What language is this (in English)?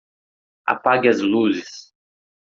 Portuguese